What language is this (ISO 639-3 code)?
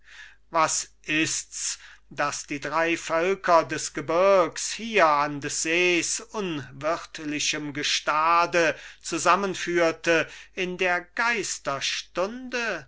deu